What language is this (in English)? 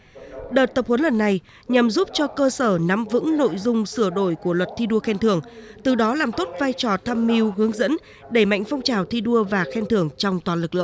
Vietnamese